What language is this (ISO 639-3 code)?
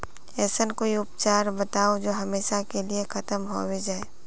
mag